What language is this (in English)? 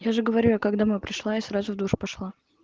Russian